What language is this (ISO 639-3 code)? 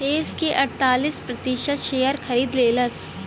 bho